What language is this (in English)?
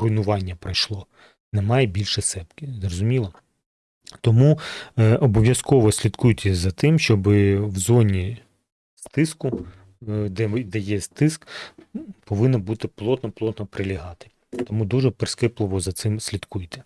Ukrainian